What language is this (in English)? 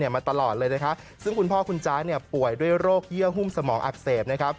Thai